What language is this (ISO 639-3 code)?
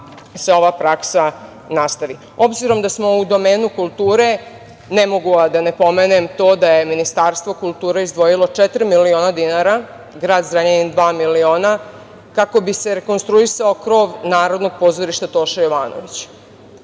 srp